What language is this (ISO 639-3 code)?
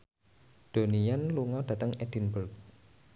jav